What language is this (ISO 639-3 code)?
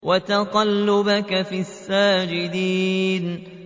ara